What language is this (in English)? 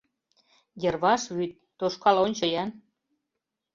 Mari